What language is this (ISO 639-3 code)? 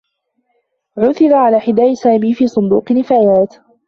ara